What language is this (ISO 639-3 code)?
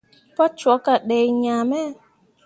mua